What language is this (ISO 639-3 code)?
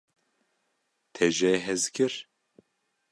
kur